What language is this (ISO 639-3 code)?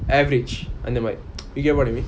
eng